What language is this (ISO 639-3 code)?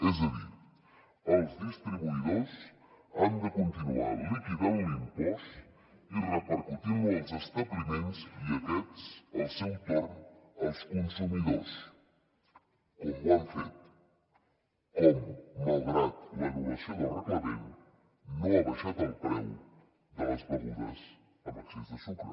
cat